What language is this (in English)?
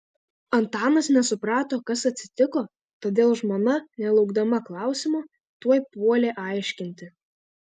Lithuanian